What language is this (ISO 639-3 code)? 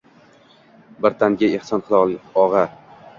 uzb